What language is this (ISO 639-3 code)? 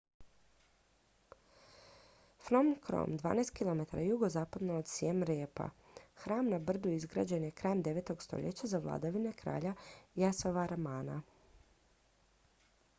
hrv